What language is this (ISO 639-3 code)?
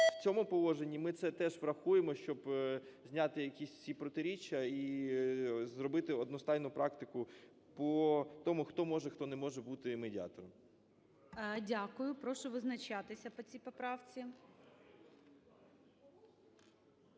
ukr